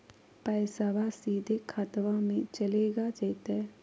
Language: Magahi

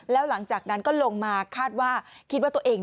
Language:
Thai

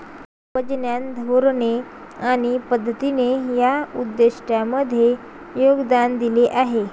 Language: Marathi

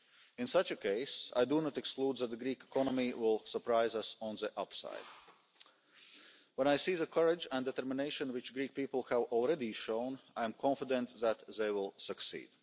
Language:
English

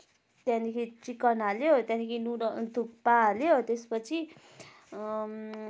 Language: Nepali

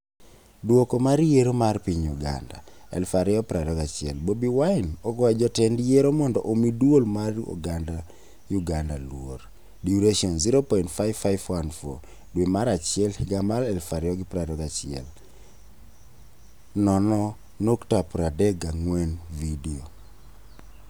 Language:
Luo (Kenya and Tanzania)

